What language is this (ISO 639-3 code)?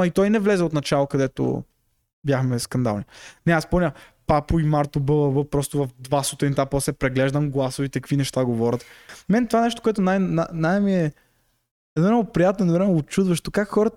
bul